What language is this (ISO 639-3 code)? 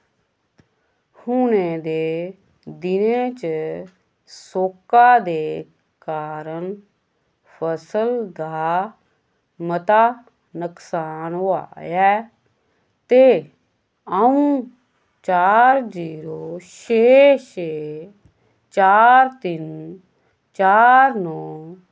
doi